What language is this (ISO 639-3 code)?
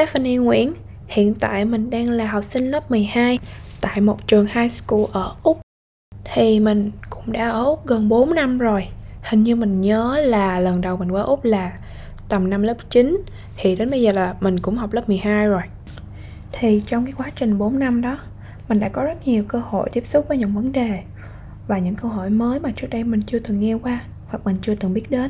vie